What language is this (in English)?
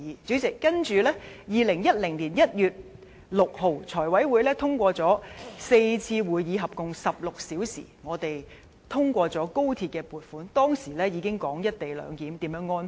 Cantonese